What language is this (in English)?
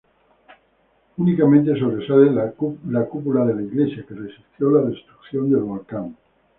Spanish